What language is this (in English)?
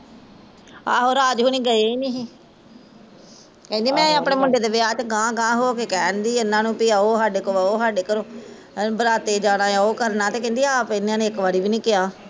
Punjabi